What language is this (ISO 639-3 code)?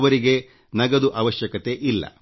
kan